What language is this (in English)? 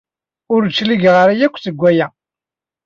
Kabyle